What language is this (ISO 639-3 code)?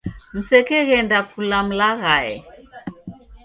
dav